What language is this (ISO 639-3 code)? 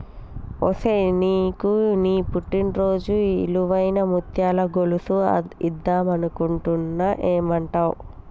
tel